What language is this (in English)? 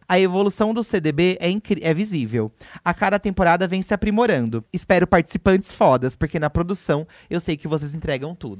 Portuguese